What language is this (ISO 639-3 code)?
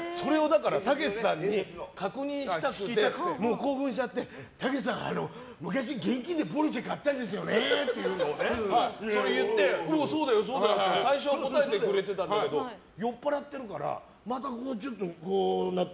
jpn